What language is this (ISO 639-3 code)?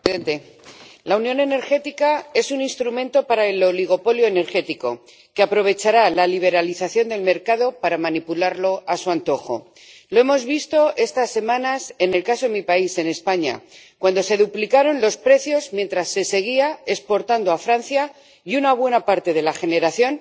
spa